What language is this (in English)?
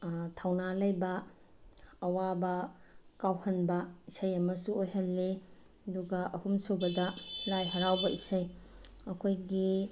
Manipuri